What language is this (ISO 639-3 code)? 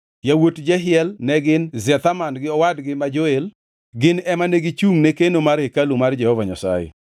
luo